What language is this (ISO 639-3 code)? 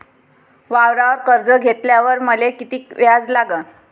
mar